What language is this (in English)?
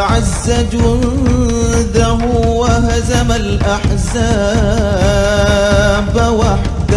Arabic